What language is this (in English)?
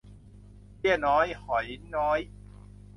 Thai